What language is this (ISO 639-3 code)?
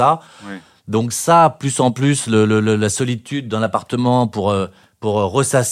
fra